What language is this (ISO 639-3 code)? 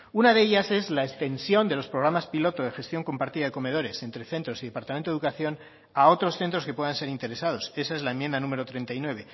spa